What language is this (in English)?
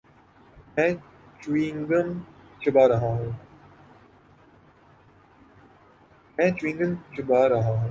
Urdu